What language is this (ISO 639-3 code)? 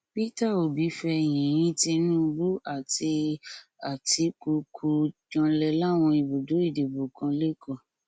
yor